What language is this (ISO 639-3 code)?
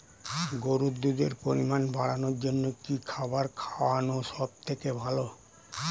ben